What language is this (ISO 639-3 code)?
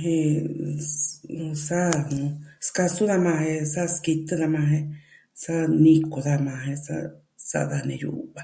meh